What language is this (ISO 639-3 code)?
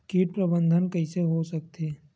hne